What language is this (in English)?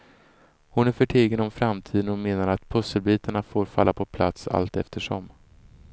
Swedish